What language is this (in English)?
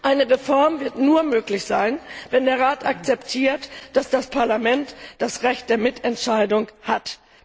German